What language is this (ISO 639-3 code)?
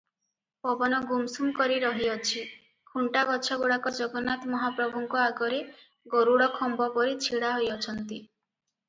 ori